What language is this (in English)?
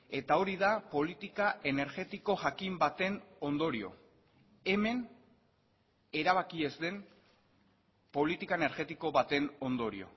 Basque